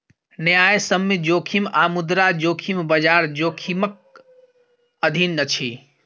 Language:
Maithili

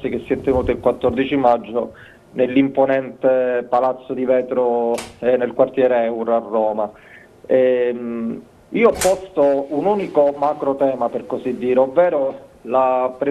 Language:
Italian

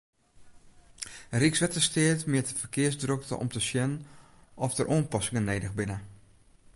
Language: Western Frisian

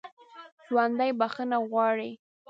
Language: Pashto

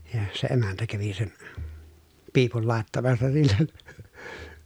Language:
Finnish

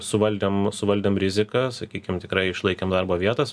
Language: Lithuanian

